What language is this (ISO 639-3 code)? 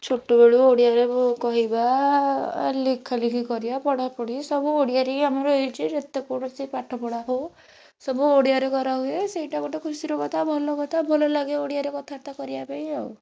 ori